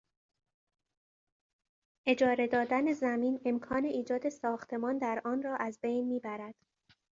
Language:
Persian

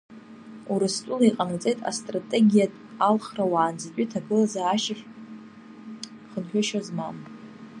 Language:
Abkhazian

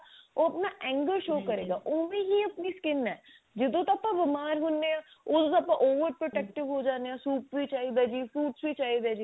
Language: Punjabi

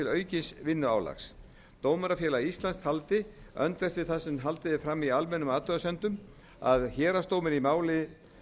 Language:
Icelandic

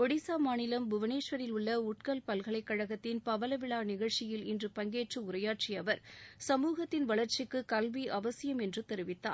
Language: Tamil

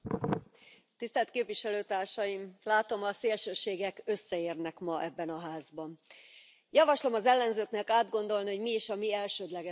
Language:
Hungarian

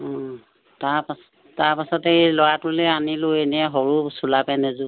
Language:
Assamese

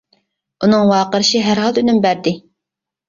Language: Uyghur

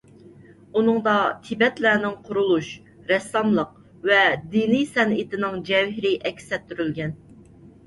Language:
Uyghur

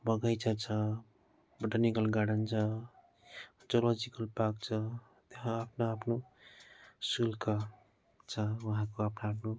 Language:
Nepali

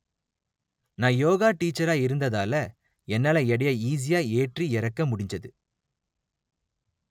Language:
Tamil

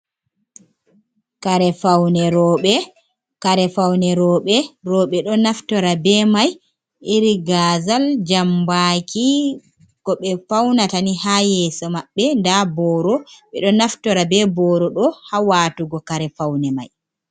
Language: Fula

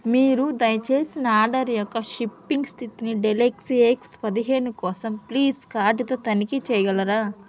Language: Telugu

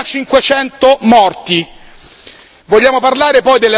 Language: Italian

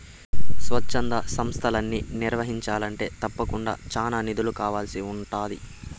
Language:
Telugu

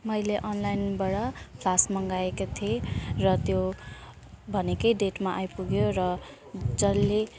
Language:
Nepali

